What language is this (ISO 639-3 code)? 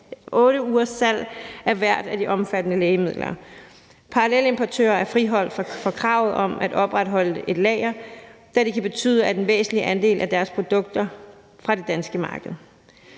dan